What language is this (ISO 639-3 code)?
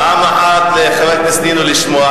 heb